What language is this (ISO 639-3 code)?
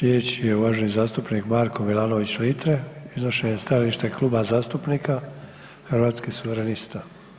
hrv